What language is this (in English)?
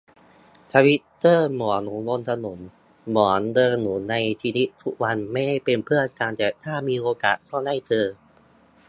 Thai